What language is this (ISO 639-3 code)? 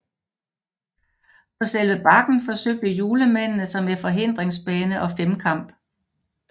dan